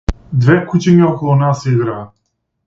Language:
Macedonian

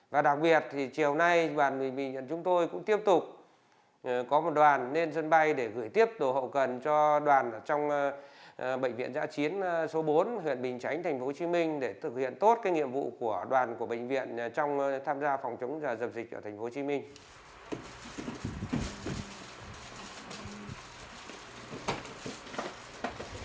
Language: Vietnamese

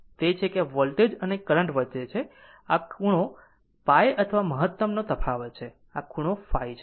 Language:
Gujarati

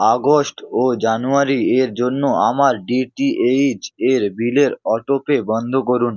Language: Bangla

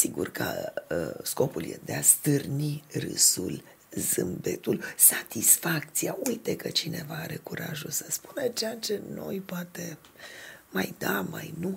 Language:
Romanian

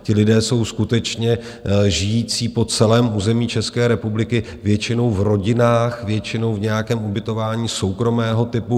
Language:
Czech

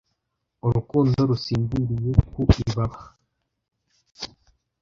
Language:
Kinyarwanda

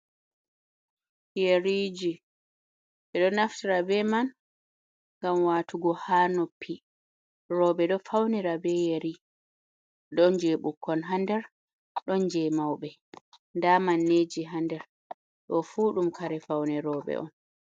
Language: Fula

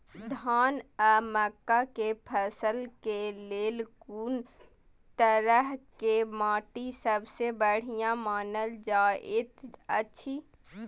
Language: Maithili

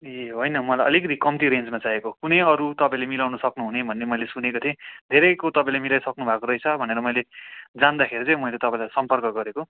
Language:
Nepali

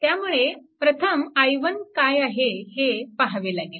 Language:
Marathi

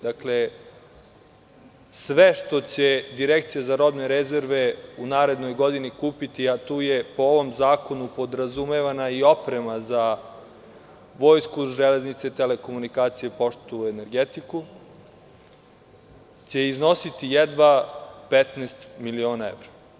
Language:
Serbian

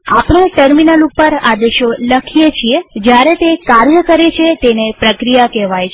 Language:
Gujarati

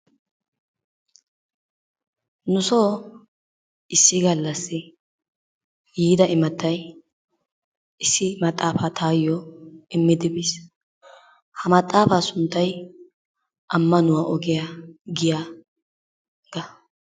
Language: Wolaytta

